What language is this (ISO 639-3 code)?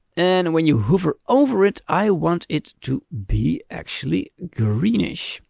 eng